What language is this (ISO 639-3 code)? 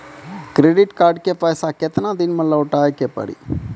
mai